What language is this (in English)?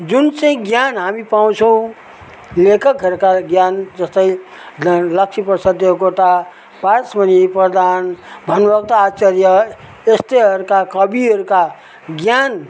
Nepali